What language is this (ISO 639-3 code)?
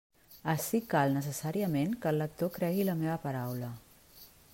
cat